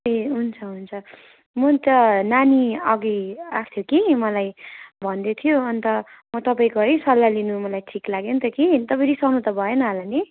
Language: Nepali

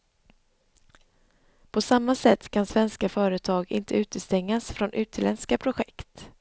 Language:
Swedish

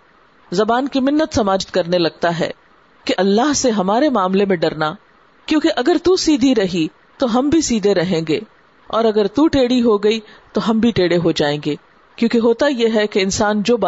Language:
Urdu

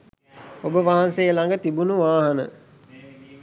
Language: Sinhala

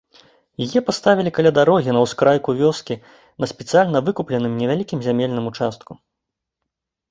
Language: Belarusian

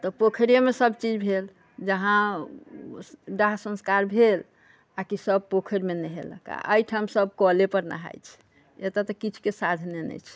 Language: Maithili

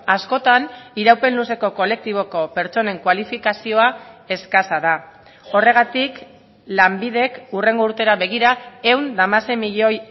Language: Basque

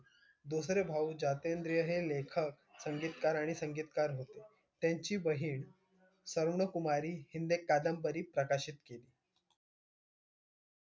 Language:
Marathi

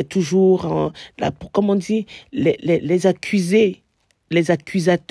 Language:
French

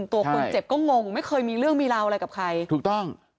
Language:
Thai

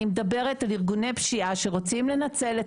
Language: Hebrew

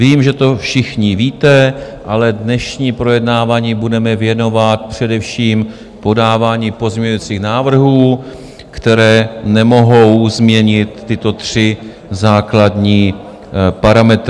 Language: Czech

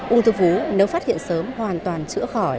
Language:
Vietnamese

